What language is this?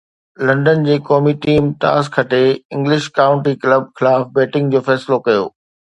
Sindhi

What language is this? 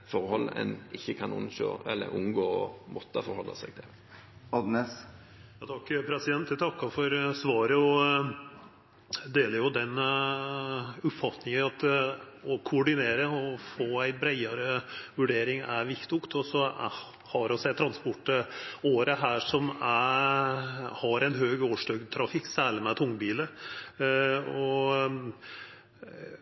Norwegian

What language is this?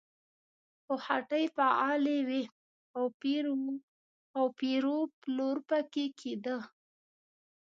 Pashto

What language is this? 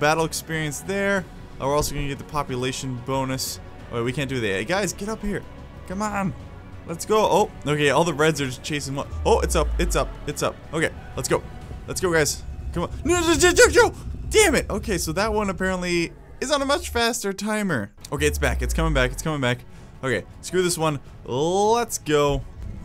English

